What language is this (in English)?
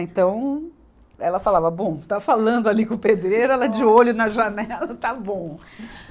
Portuguese